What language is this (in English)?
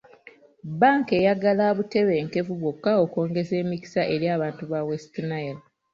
Ganda